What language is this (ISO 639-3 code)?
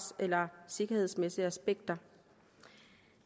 dan